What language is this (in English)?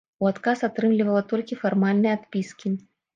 Belarusian